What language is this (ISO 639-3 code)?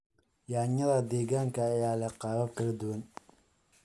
som